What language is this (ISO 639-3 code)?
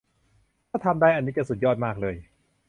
tha